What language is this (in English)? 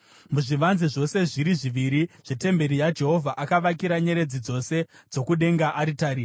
Shona